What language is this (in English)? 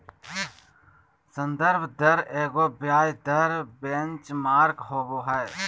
Magahi